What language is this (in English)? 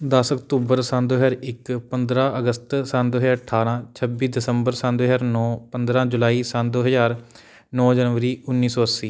Punjabi